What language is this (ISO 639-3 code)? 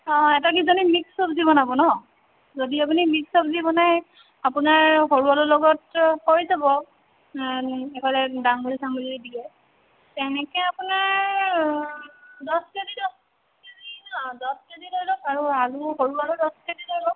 asm